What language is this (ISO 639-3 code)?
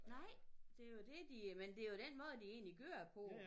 dan